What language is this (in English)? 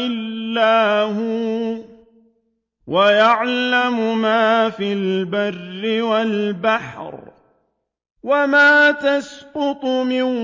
Arabic